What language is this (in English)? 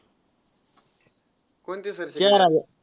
Marathi